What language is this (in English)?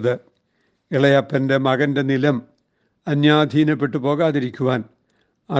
Malayalam